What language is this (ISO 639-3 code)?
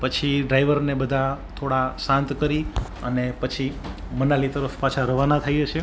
guj